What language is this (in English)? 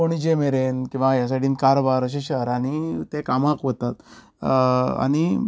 Konkani